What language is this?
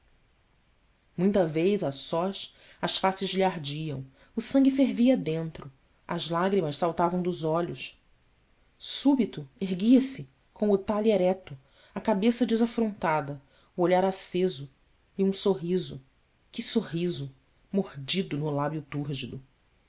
Portuguese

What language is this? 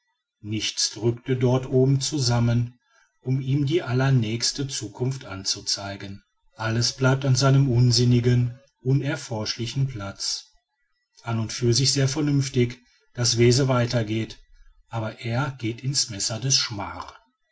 German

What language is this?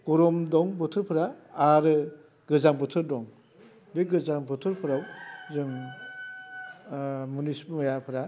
Bodo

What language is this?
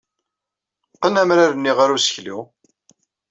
Kabyle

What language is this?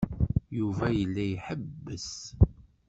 Kabyle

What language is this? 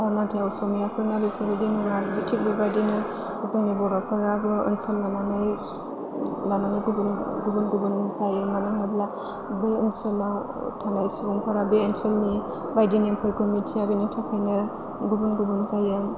Bodo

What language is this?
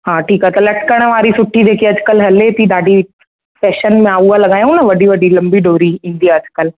Sindhi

